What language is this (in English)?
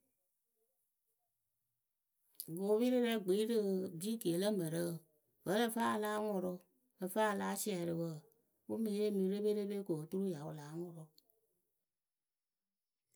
Akebu